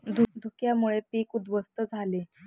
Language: Marathi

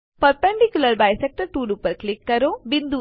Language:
Gujarati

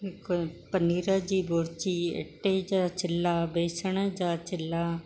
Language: Sindhi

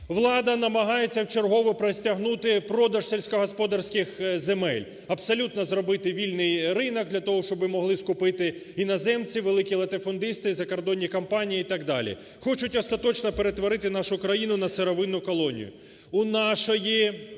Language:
Ukrainian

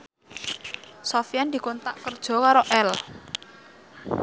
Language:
Javanese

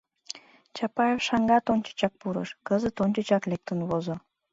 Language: Mari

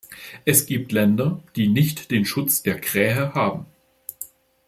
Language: German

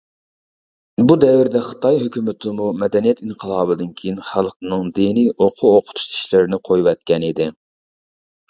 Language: Uyghur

